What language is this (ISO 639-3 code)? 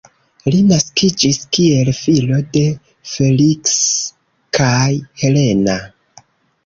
epo